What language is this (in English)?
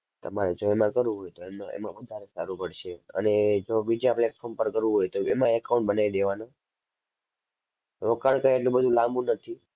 Gujarati